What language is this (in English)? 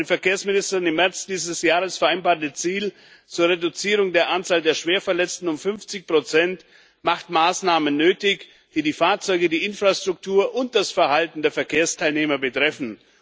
German